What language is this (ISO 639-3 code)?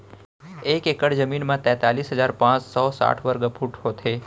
hne